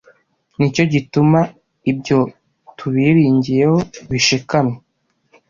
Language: Kinyarwanda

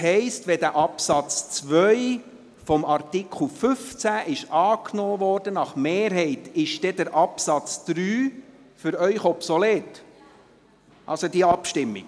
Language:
Swiss German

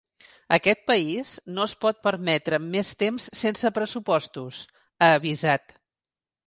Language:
Catalan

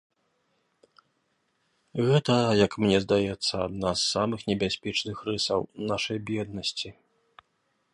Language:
Belarusian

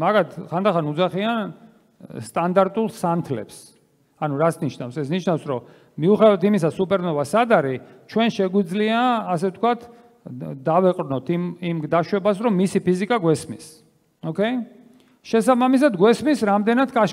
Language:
Romanian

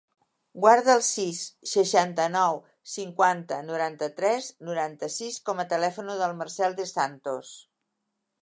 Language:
Catalan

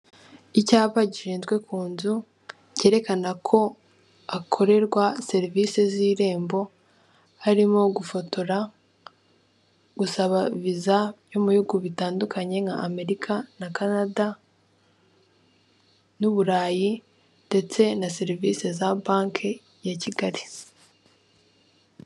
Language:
Kinyarwanda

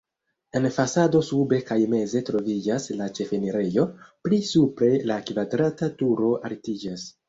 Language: Esperanto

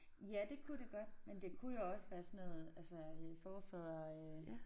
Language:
Danish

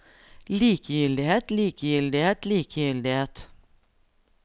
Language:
Norwegian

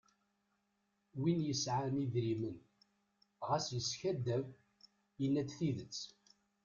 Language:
Kabyle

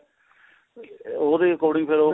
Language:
Punjabi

